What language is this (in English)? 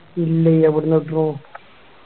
Malayalam